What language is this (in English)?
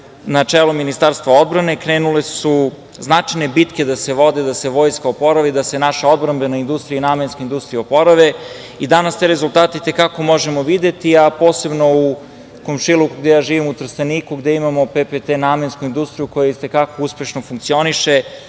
Serbian